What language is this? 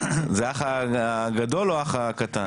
Hebrew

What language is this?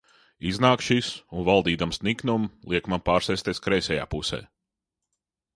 Latvian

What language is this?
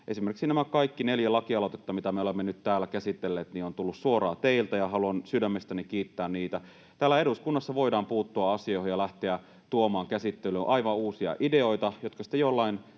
Finnish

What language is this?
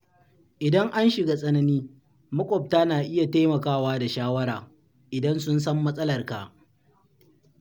Hausa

